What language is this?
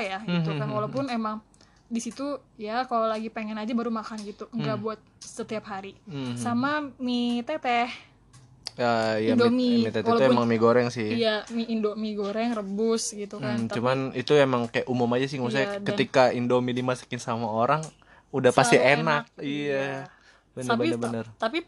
Indonesian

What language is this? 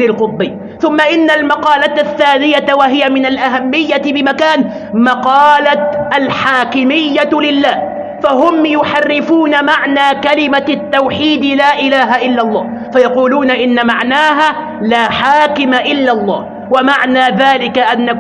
Arabic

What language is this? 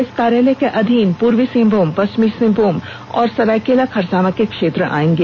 Hindi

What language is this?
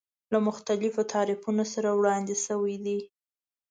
Pashto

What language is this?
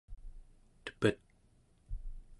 Central Yupik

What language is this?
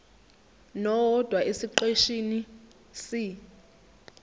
Zulu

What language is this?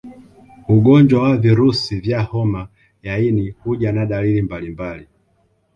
Swahili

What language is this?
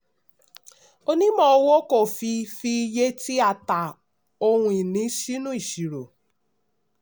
Yoruba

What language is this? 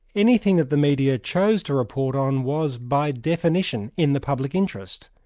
English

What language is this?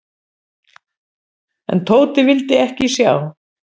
Icelandic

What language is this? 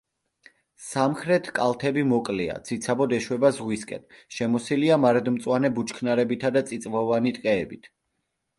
Georgian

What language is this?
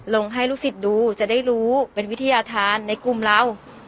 Thai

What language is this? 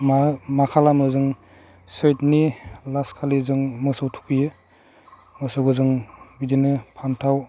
Bodo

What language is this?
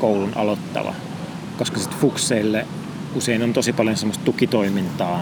Finnish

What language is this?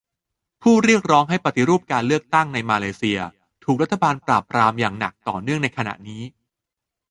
Thai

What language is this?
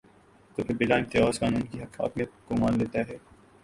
Urdu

